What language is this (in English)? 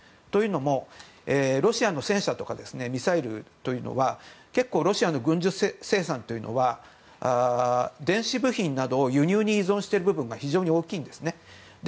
Japanese